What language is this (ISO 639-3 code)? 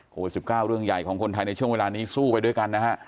tha